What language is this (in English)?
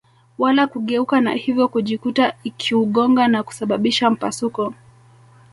Swahili